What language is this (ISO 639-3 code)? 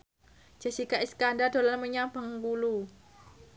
jav